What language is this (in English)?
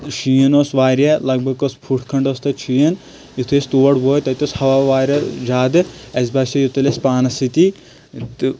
Kashmiri